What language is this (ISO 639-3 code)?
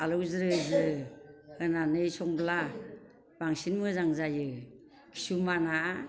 brx